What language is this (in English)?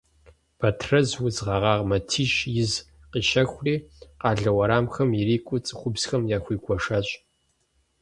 Kabardian